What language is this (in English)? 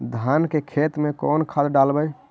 Magahi